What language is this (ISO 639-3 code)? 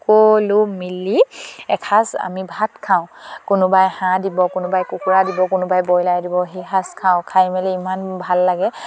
asm